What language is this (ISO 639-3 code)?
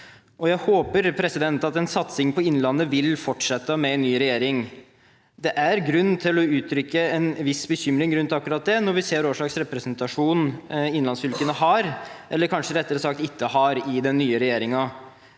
nor